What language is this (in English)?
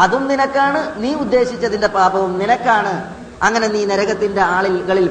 Malayalam